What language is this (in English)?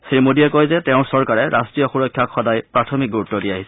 Assamese